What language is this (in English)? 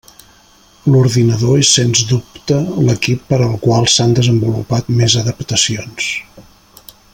Catalan